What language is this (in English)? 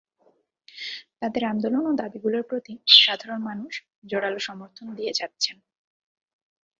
Bangla